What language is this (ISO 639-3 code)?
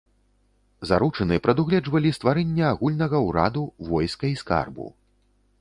bel